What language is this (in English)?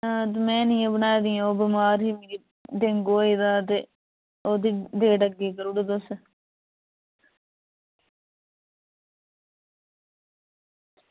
Dogri